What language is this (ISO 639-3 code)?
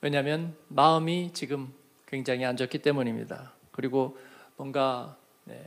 kor